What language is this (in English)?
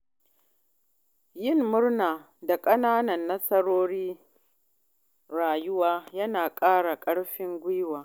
Hausa